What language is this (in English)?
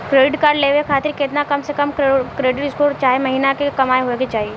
Bhojpuri